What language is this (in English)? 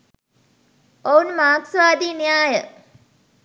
Sinhala